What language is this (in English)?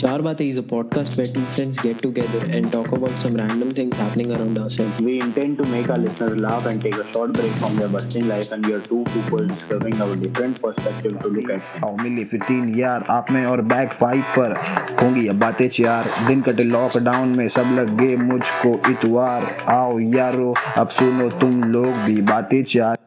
Hindi